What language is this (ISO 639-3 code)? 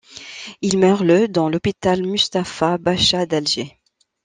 fra